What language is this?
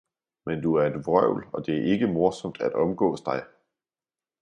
Danish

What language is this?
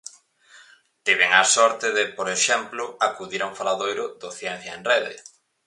Galician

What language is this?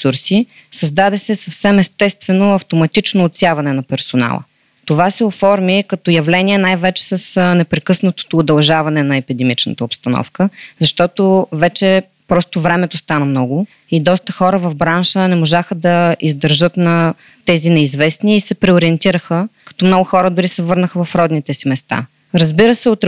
Bulgarian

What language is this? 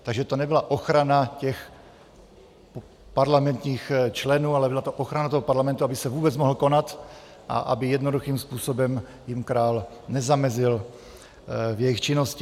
Czech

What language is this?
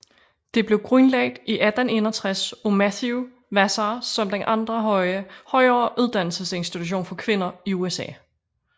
Danish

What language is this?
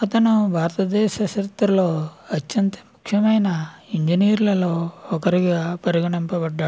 Telugu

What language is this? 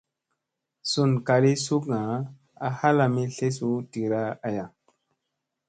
Musey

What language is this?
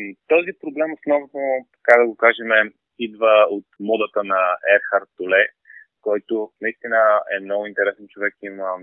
Bulgarian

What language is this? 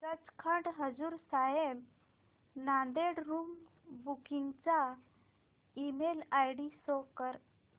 Marathi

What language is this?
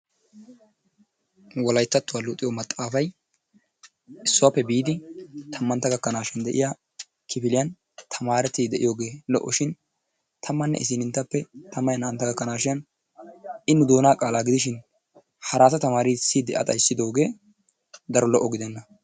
Wolaytta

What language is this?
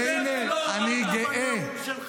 Hebrew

